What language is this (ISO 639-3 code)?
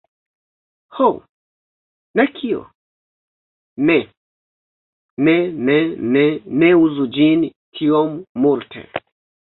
epo